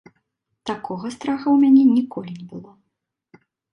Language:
Belarusian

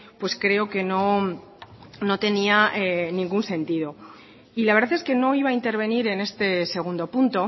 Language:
Spanish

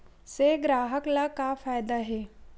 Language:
Chhattisgarhi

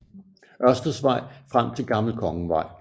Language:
Danish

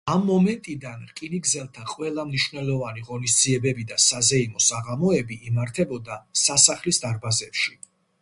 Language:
Georgian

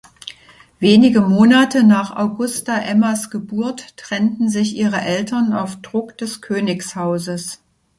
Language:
German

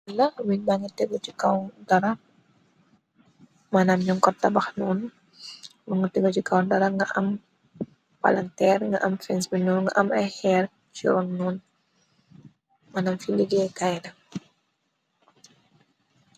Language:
Wolof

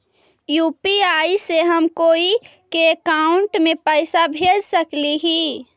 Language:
Magahi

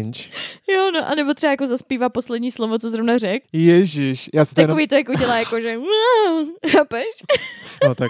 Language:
Czech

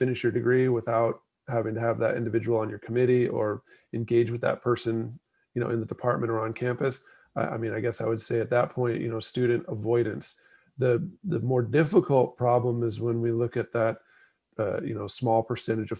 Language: English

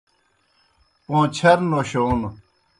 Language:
Kohistani Shina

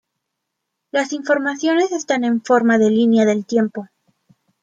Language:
Spanish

